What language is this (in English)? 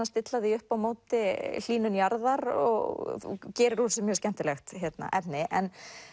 Icelandic